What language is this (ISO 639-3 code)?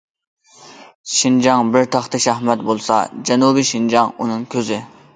uig